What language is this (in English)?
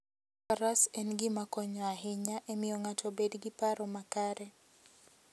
Luo (Kenya and Tanzania)